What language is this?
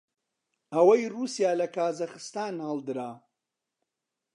Central Kurdish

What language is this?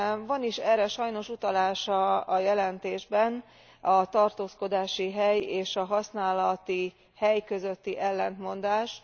Hungarian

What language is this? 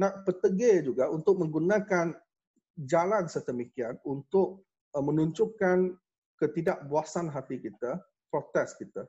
Malay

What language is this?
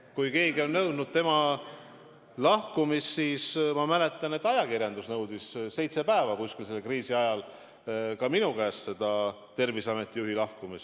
Estonian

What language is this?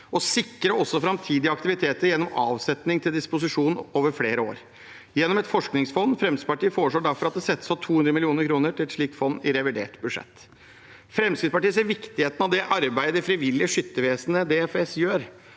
Norwegian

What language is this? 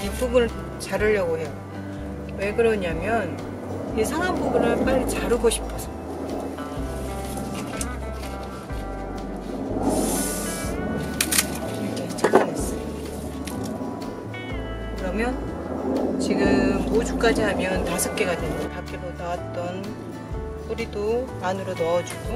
Korean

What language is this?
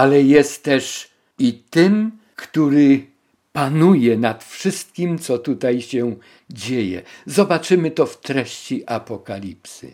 Polish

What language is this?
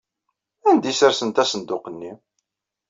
Kabyle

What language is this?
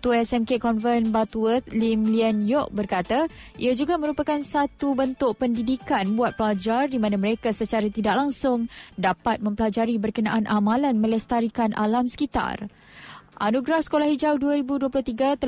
Malay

